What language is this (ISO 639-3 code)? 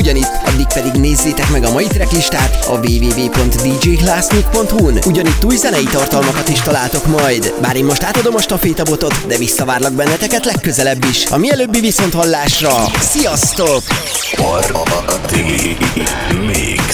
hun